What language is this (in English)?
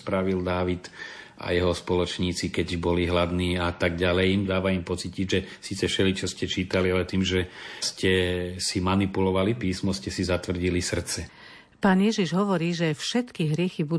Slovak